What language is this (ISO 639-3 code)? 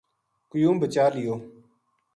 gju